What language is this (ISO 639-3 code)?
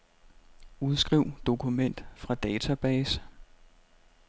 dan